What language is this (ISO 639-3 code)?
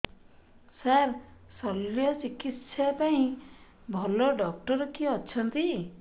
ori